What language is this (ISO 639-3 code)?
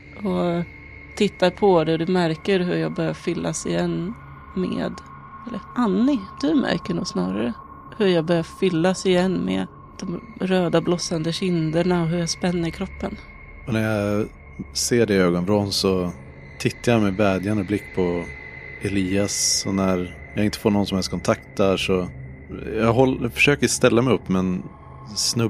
swe